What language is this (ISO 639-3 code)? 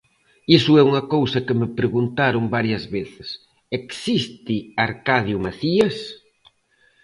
glg